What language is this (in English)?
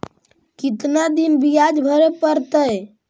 Magahi